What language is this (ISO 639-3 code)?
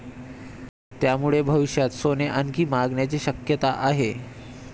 mar